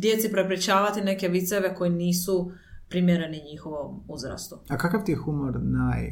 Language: Croatian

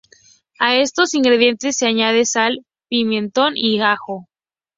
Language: Spanish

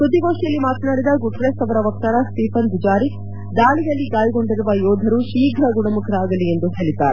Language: Kannada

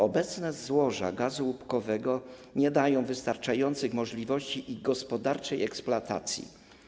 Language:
Polish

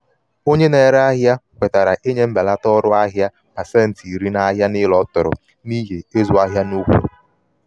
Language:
Igbo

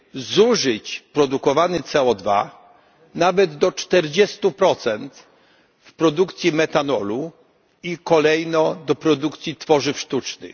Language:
Polish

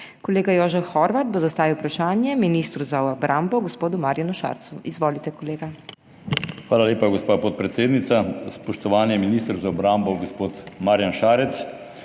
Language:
Slovenian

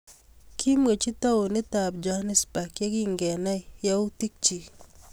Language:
Kalenjin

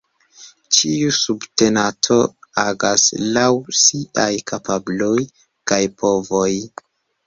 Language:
Esperanto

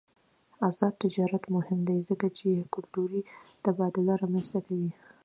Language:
Pashto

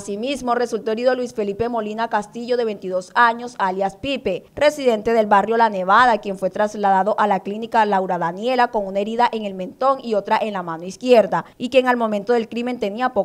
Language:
Spanish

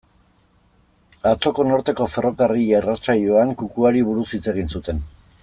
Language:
Basque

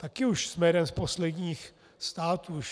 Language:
Czech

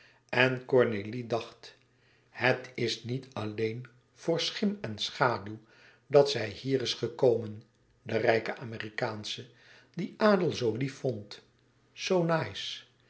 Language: Dutch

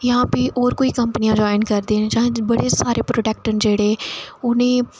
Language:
Dogri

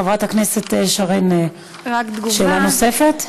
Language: Hebrew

